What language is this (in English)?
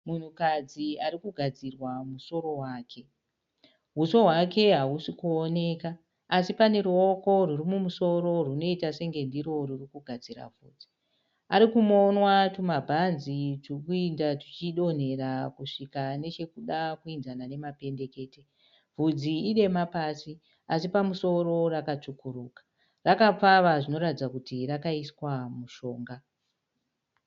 Shona